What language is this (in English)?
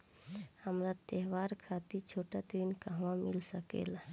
Bhojpuri